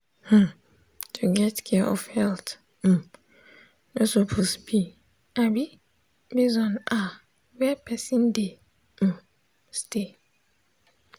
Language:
Nigerian Pidgin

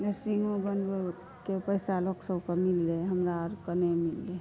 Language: Maithili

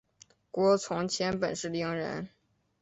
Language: Chinese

